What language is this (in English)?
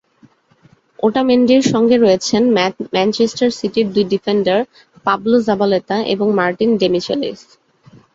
Bangla